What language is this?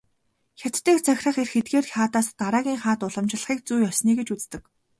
Mongolian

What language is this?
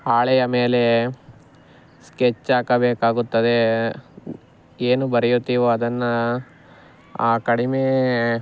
Kannada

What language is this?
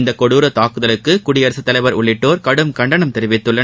Tamil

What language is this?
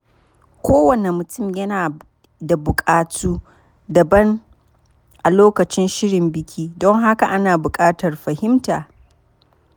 Hausa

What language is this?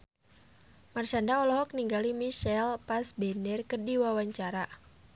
Sundanese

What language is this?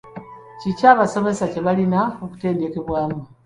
Ganda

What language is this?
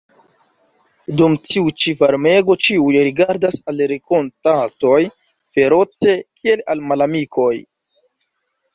Esperanto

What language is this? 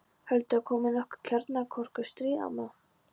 Icelandic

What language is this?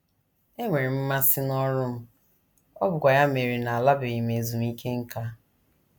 Igbo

